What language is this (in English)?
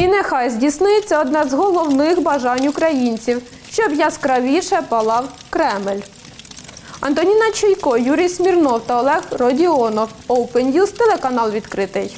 Ukrainian